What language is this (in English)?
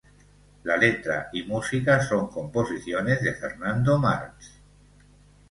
Spanish